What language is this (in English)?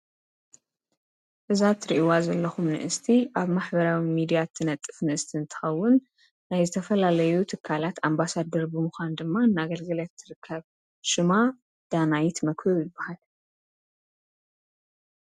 Tigrinya